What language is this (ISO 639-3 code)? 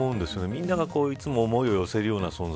jpn